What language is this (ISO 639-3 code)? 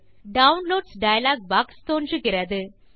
tam